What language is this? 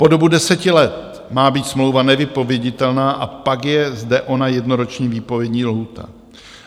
Czech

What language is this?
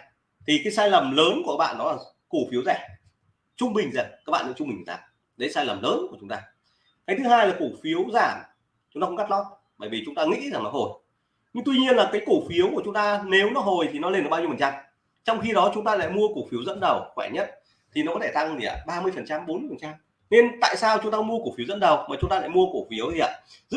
Vietnamese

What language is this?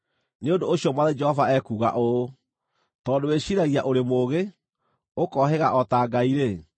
Kikuyu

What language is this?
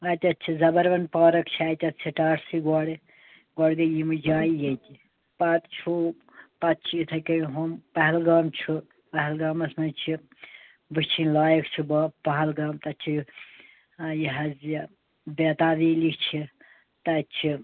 Kashmiri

